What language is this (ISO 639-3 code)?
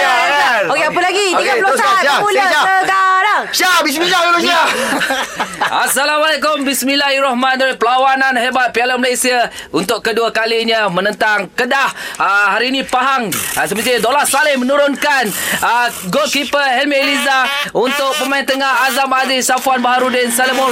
msa